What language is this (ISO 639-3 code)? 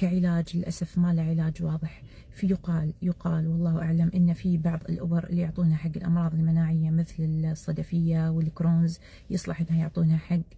ara